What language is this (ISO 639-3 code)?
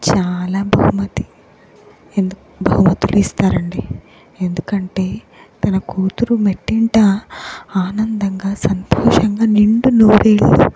tel